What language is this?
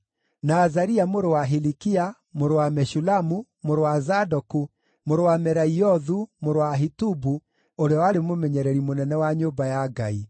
Kikuyu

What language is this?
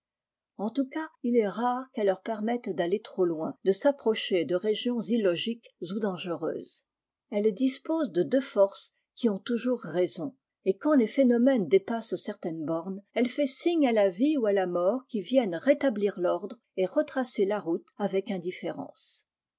French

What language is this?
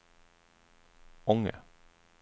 Swedish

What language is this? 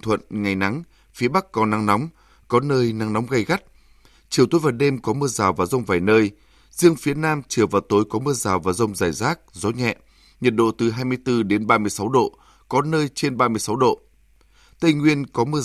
Vietnamese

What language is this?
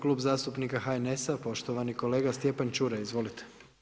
Croatian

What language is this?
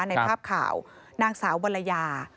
Thai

